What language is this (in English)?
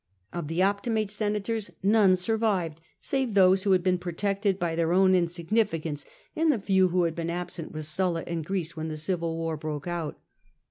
English